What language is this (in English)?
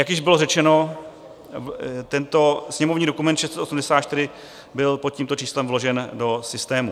Czech